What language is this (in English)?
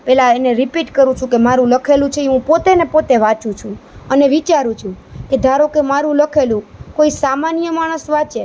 Gujarati